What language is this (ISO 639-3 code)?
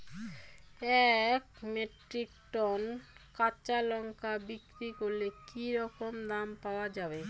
ben